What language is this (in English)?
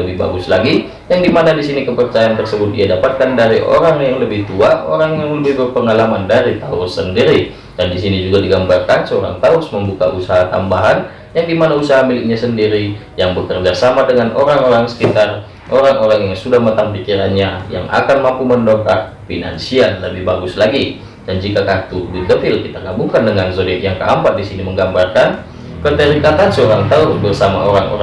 Indonesian